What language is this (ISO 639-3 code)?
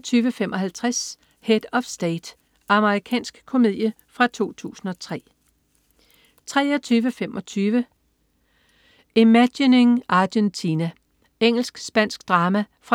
dan